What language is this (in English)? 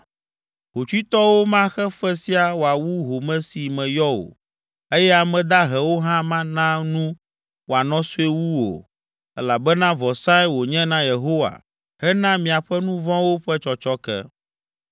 Ewe